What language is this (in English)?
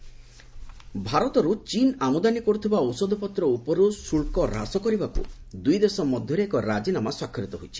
Odia